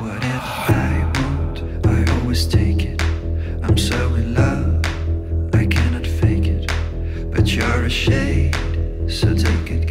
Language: Italian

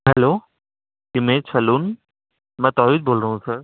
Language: Urdu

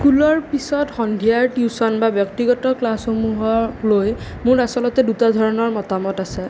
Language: Assamese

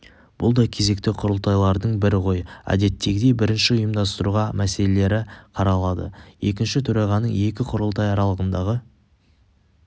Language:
Kazakh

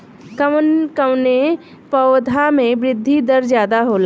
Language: Bhojpuri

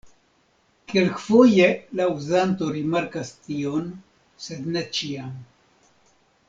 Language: Esperanto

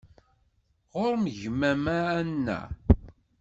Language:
Kabyle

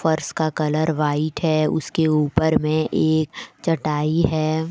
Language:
Hindi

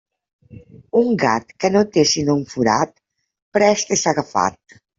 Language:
Catalan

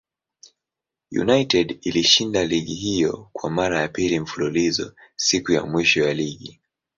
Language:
Swahili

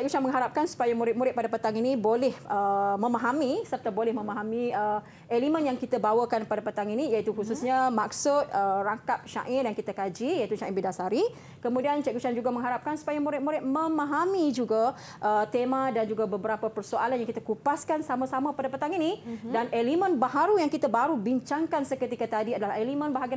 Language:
Malay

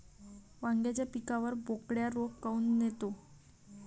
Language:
Marathi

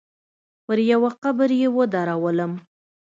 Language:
Pashto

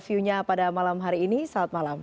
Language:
Indonesian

